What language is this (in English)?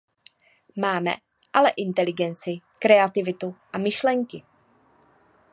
Czech